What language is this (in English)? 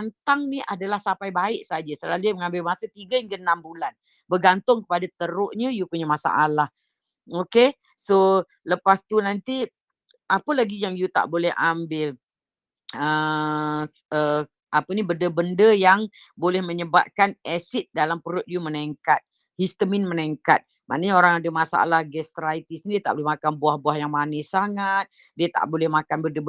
Malay